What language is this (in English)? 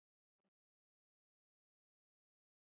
Swahili